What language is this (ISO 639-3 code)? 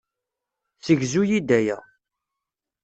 kab